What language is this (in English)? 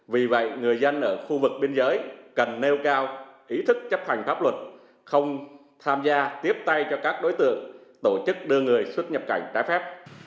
Vietnamese